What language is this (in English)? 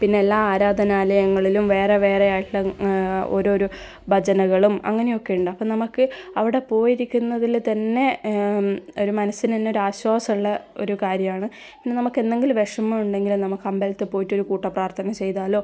Malayalam